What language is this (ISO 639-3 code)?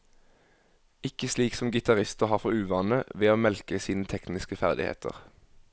nor